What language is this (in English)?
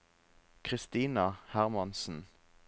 Norwegian